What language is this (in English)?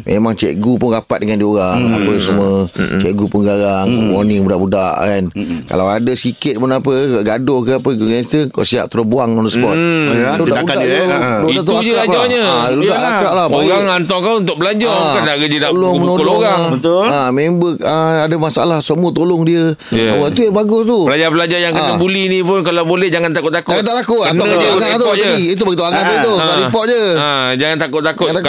Malay